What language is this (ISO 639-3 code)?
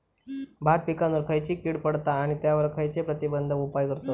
mar